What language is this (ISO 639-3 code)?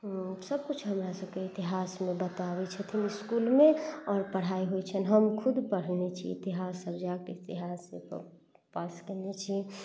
mai